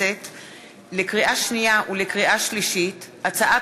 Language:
Hebrew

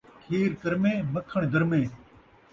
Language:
Saraiki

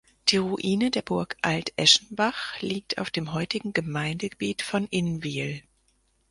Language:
German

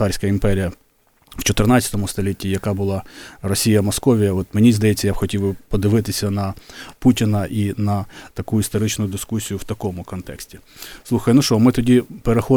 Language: Ukrainian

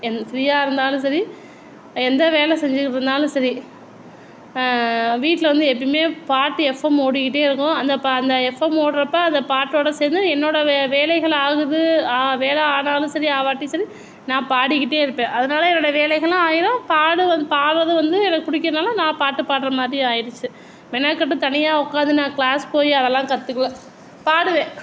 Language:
Tamil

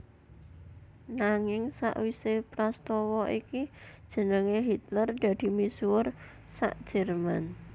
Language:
Javanese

